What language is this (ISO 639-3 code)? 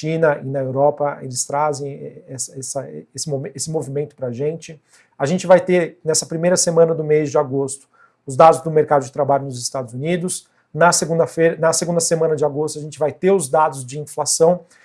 por